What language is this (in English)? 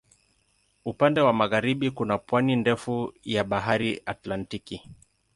Swahili